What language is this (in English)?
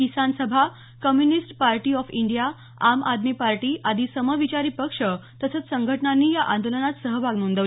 Marathi